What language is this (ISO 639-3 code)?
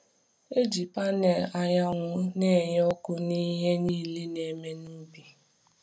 ibo